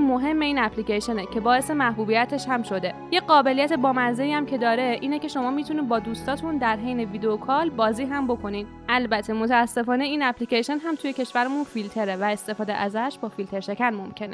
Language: Persian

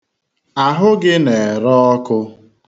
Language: Igbo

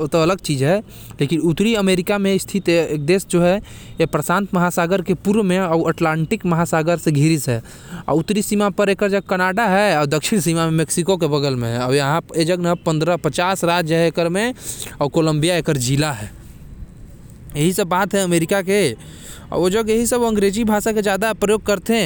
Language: Korwa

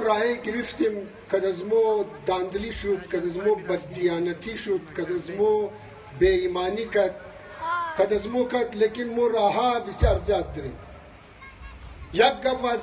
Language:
Arabic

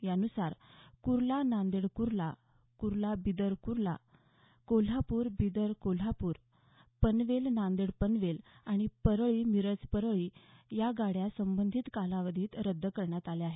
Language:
Marathi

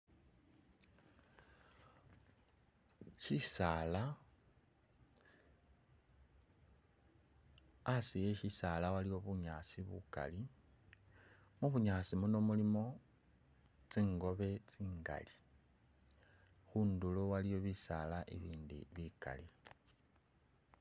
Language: Masaaba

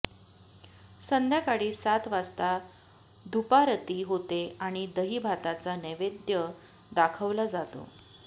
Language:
Marathi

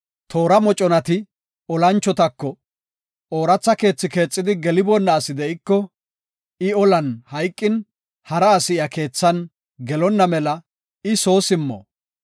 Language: Gofa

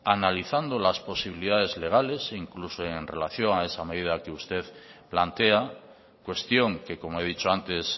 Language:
Spanish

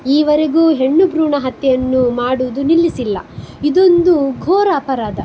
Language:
Kannada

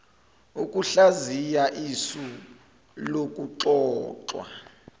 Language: Zulu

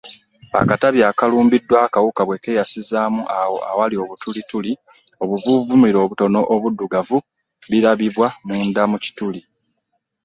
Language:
Ganda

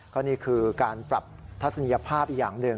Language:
Thai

